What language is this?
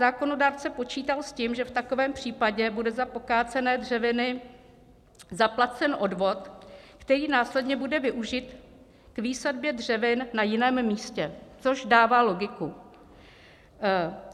Czech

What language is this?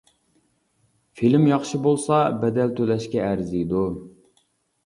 Uyghur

